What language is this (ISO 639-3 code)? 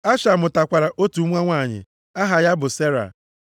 ibo